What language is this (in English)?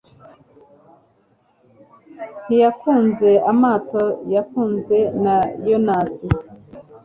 Kinyarwanda